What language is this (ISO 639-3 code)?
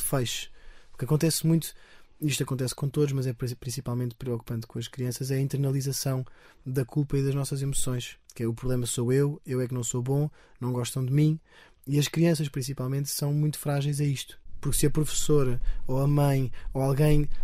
por